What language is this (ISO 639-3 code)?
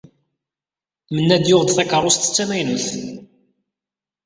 kab